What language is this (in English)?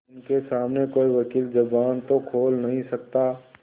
Hindi